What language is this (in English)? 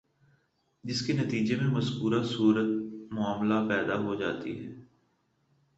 Urdu